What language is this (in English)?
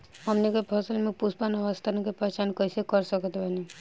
Bhojpuri